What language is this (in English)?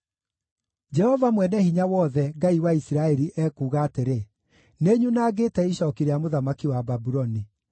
Kikuyu